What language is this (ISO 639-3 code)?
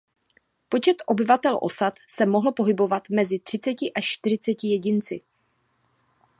ces